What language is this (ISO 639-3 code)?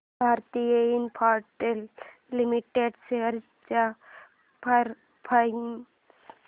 mar